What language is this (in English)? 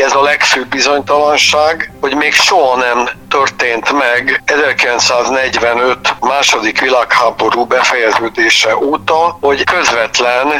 Hungarian